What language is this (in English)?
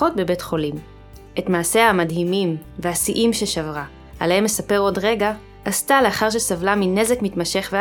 Hebrew